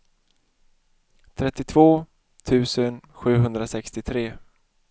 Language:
Swedish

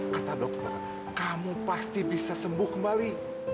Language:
Indonesian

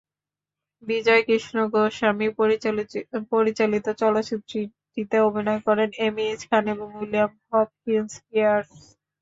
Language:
Bangla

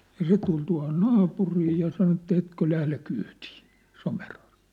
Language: Finnish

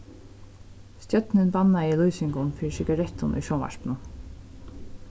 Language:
Faroese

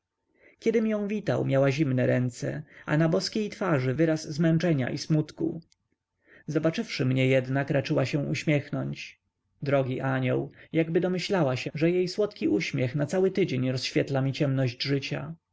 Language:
Polish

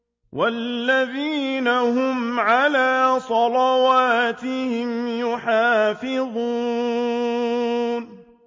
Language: Arabic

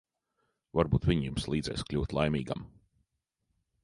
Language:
Latvian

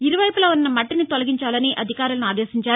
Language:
Telugu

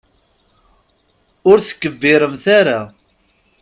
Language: Kabyle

